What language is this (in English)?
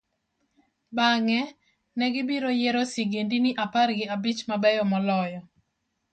Luo (Kenya and Tanzania)